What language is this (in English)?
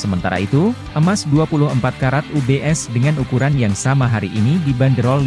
Indonesian